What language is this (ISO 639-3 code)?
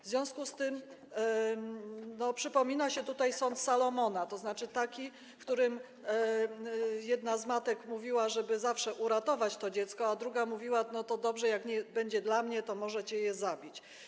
pol